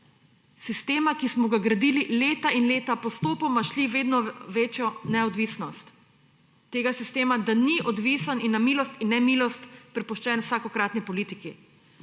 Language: Slovenian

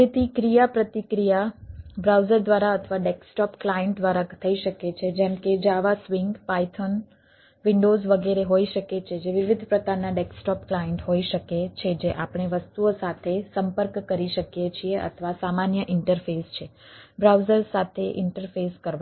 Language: Gujarati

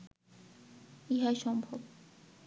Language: Bangla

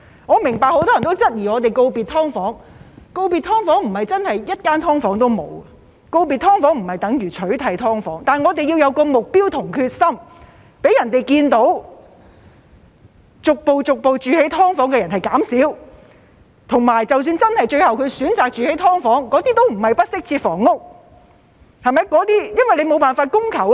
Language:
Cantonese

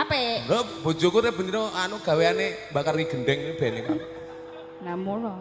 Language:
Indonesian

